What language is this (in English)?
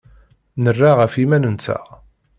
Kabyle